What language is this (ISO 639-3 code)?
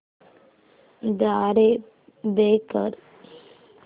mar